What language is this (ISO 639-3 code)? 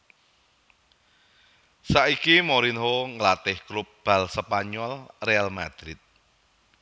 jav